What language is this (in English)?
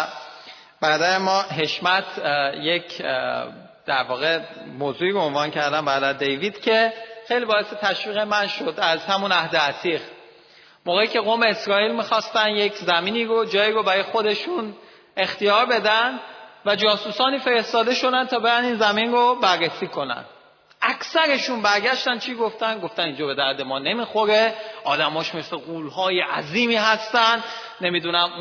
Persian